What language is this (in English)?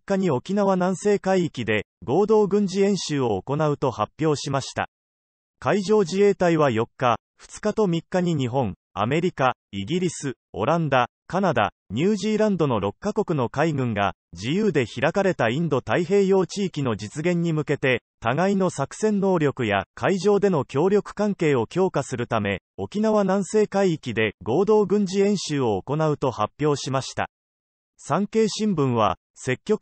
Japanese